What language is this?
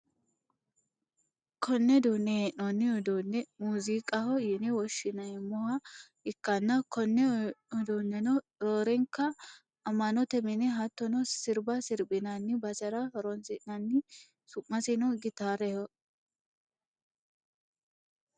Sidamo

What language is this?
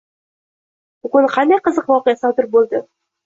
Uzbek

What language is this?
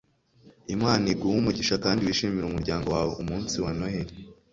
Kinyarwanda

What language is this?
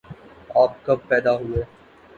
Urdu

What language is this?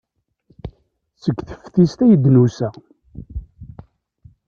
Kabyle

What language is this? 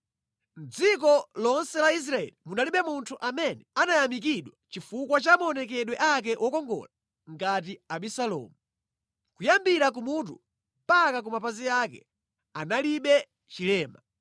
Nyanja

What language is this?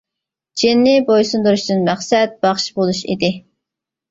Uyghur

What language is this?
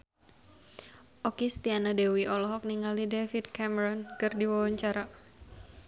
Sundanese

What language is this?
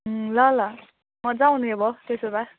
Nepali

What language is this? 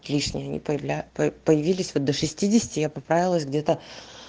Russian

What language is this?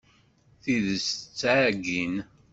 Kabyle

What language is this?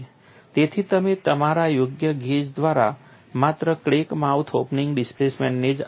Gujarati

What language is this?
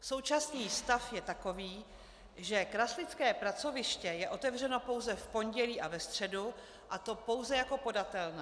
Czech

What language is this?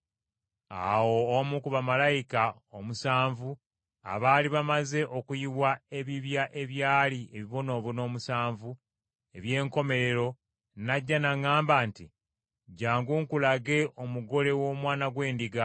Ganda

